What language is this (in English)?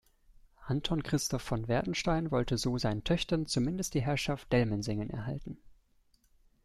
German